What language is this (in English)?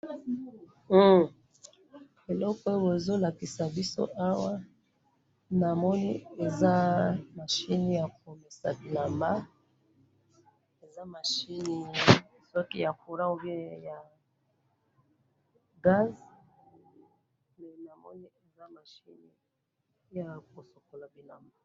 Lingala